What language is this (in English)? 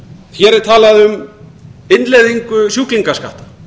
Icelandic